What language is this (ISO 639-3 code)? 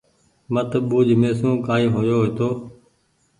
gig